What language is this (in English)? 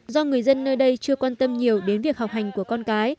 Vietnamese